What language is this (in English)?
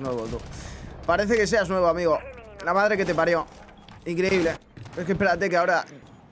Spanish